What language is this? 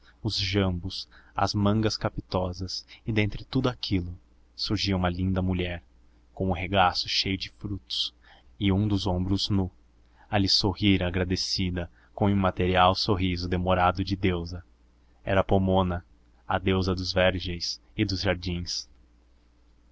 Portuguese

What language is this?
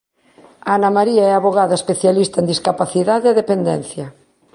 Galician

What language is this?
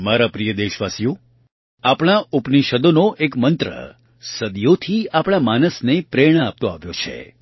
Gujarati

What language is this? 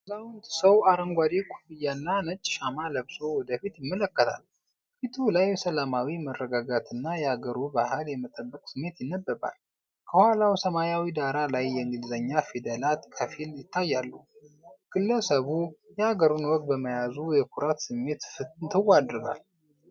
Amharic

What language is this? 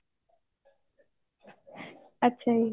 Punjabi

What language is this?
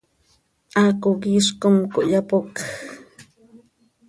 Seri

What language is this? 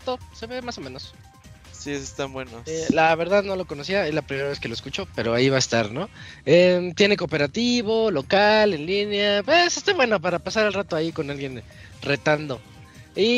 Spanish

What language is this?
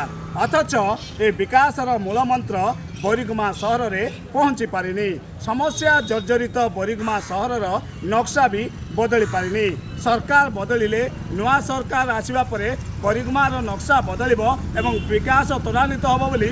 Hindi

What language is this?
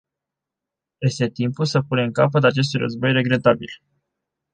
Romanian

